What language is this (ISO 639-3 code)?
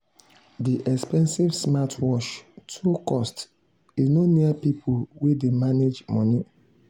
pcm